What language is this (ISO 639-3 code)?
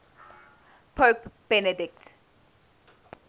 eng